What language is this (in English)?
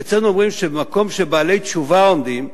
Hebrew